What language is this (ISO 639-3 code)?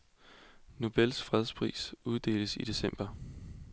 dan